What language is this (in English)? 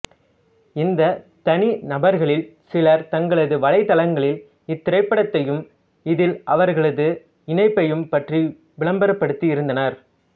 Tamil